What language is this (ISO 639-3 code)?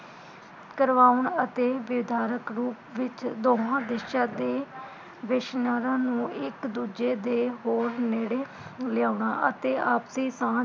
pan